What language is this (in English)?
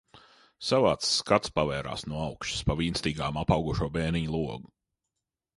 Latvian